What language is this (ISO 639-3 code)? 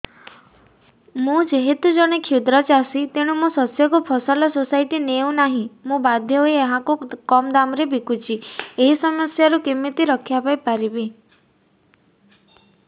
ori